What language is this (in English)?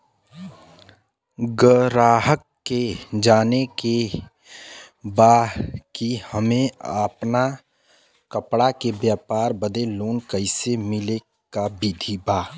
Bhojpuri